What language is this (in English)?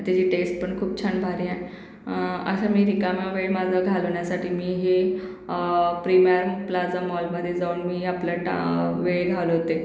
Marathi